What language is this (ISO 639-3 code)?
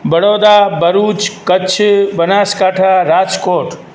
snd